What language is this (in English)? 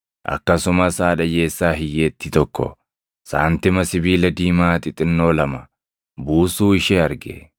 Oromo